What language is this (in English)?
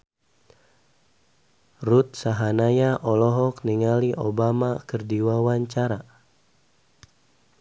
Sundanese